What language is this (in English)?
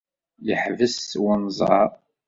Kabyle